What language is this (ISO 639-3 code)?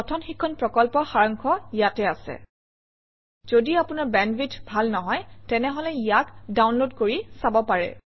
asm